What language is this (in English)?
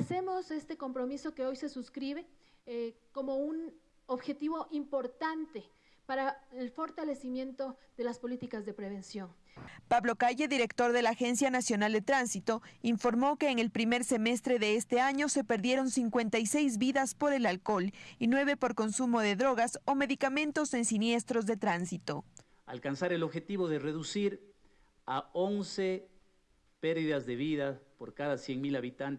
Spanish